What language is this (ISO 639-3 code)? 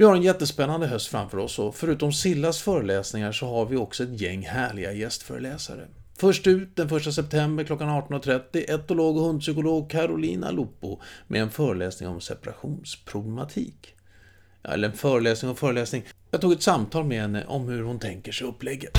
swe